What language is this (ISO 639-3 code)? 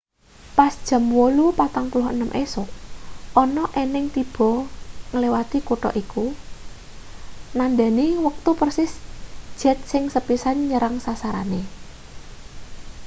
jav